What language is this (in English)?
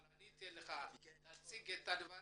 Hebrew